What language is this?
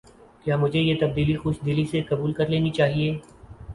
Urdu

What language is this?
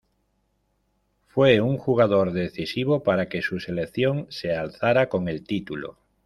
Spanish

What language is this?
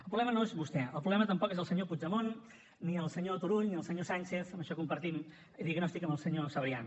Catalan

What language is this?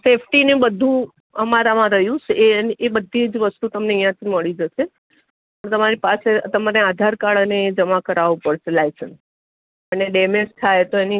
Gujarati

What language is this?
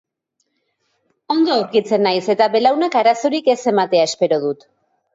Basque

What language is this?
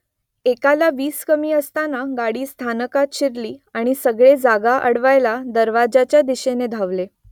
Marathi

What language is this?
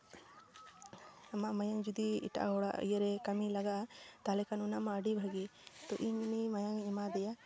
Santali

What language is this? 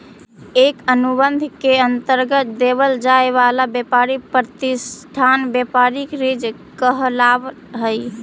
Magahi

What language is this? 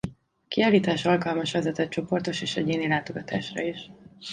Hungarian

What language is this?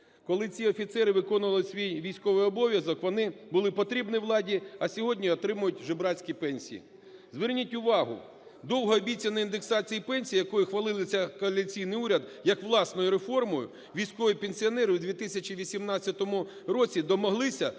Ukrainian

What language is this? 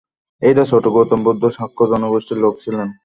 Bangla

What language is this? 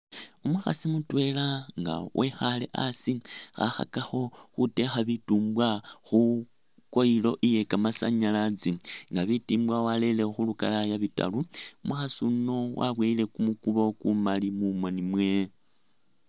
Masaaba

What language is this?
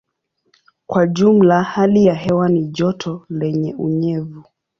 Swahili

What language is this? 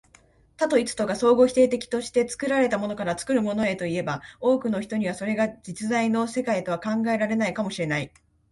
Japanese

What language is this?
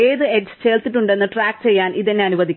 Malayalam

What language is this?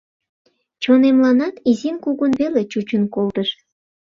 Mari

